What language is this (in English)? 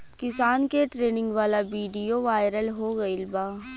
Bhojpuri